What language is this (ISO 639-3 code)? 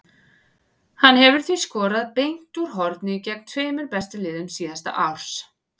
isl